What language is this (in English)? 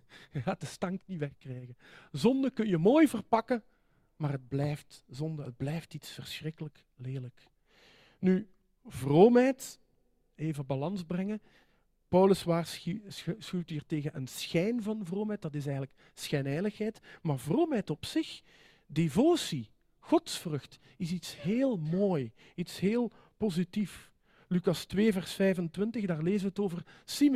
Dutch